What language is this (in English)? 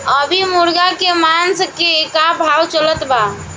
Bhojpuri